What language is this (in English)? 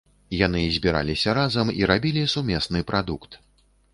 Belarusian